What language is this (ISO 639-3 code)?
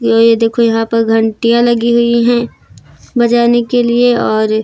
hin